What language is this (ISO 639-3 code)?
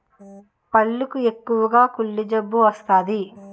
tel